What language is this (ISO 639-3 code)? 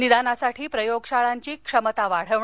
mar